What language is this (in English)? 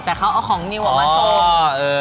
Thai